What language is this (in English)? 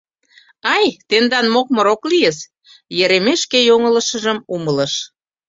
Mari